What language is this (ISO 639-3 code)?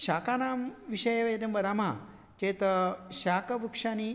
san